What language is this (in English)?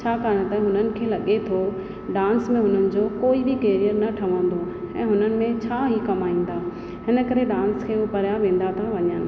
Sindhi